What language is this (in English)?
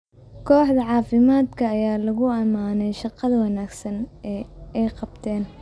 Somali